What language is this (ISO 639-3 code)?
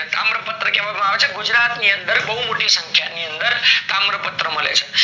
guj